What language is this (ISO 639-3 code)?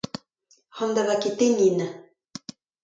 bre